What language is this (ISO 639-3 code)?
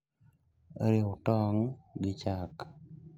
luo